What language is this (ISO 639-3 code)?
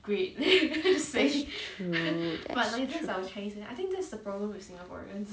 eng